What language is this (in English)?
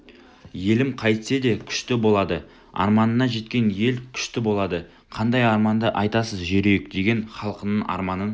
Kazakh